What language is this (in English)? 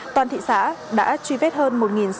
Vietnamese